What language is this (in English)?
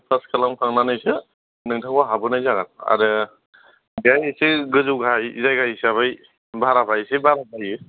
Bodo